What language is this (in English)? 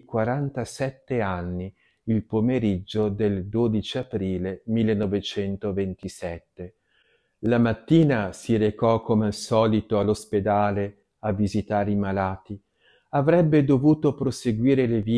Italian